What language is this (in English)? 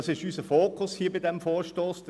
Swiss German